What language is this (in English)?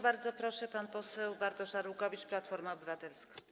Polish